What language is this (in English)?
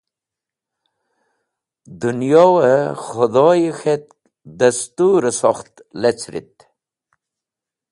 Wakhi